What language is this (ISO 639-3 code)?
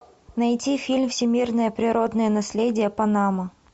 rus